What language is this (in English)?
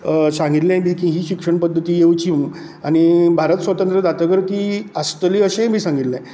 Konkani